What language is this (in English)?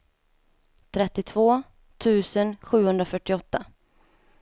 Swedish